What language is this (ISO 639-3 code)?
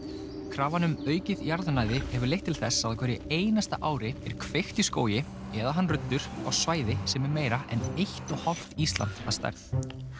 isl